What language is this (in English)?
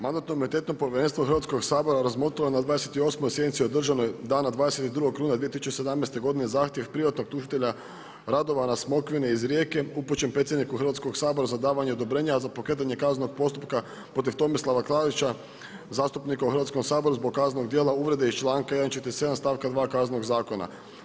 Croatian